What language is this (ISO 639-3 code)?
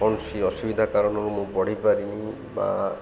ori